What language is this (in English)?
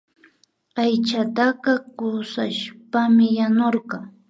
Imbabura Highland Quichua